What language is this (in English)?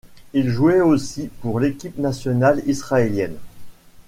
French